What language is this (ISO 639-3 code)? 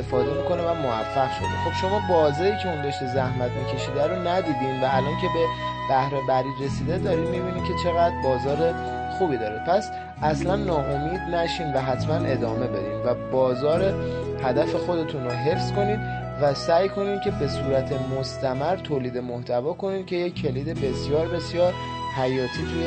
fas